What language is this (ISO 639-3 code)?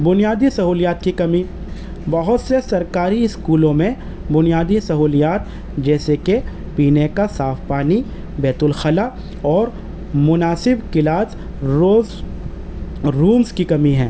urd